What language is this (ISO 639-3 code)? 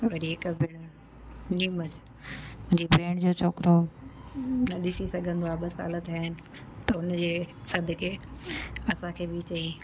snd